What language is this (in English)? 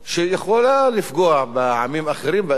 Hebrew